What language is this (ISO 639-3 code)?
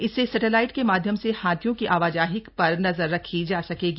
hin